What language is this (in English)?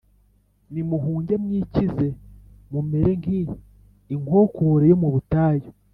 Kinyarwanda